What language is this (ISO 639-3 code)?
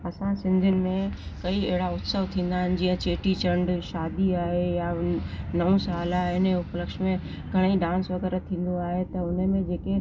snd